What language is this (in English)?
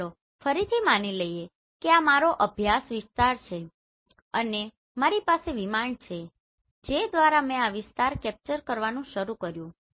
Gujarati